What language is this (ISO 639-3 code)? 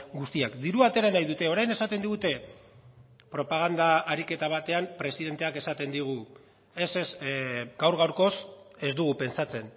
eus